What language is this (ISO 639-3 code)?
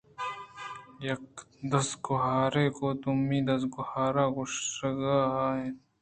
bgp